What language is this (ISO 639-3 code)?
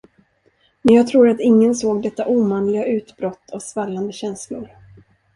swe